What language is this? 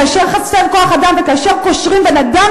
Hebrew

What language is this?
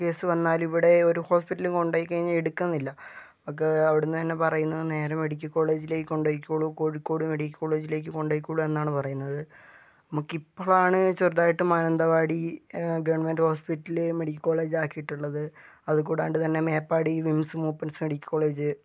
Malayalam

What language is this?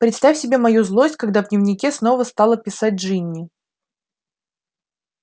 Russian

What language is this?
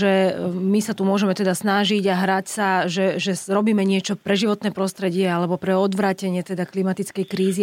Slovak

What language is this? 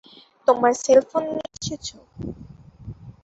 Bangla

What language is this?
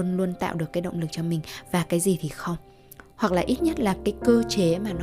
Vietnamese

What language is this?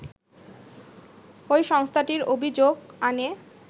Bangla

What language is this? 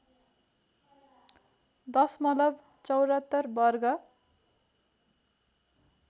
Nepali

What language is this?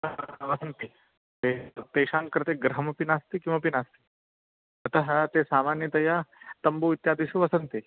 Sanskrit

